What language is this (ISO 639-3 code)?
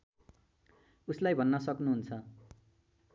nep